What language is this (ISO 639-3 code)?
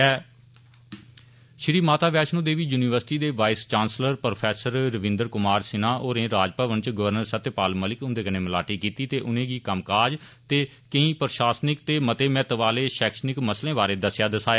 doi